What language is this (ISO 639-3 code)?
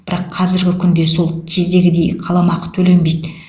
kaz